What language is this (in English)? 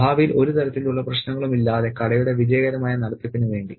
Malayalam